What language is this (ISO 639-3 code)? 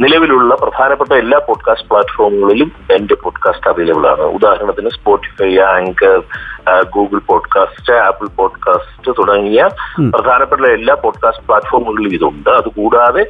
mal